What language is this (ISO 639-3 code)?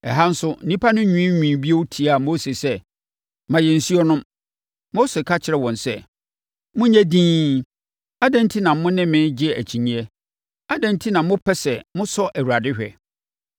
aka